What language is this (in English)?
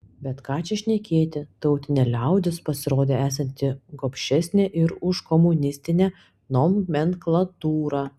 Lithuanian